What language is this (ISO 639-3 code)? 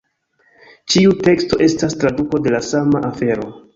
epo